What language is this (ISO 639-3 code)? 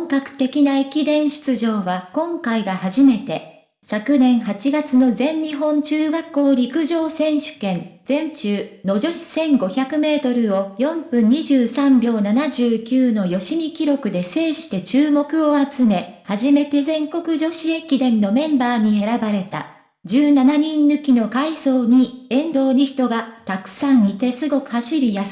jpn